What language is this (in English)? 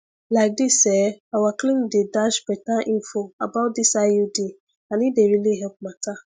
Nigerian Pidgin